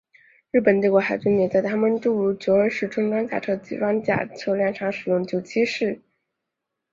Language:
Chinese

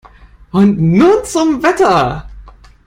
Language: German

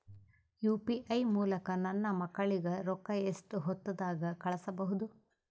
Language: Kannada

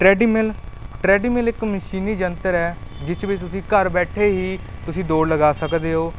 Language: Punjabi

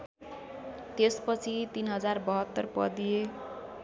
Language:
Nepali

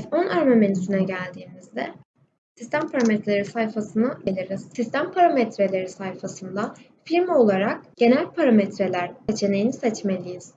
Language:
Turkish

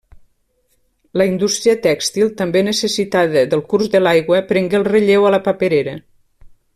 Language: Catalan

